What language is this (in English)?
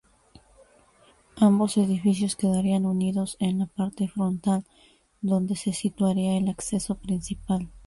Spanish